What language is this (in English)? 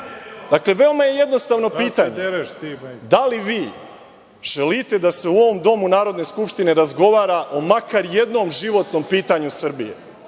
Serbian